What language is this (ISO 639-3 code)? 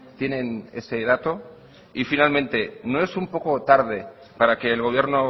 spa